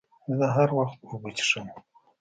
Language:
Pashto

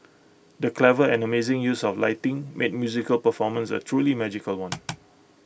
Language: English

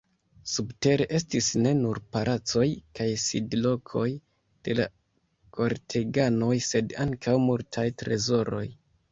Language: Esperanto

